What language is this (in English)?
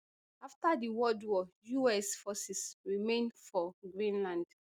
Nigerian Pidgin